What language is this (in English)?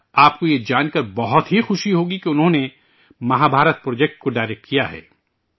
Urdu